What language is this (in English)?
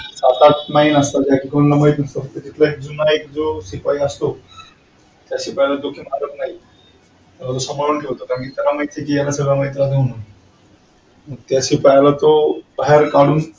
Marathi